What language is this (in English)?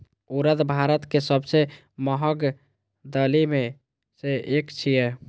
Maithili